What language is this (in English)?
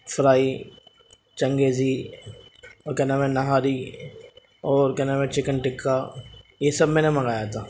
Urdu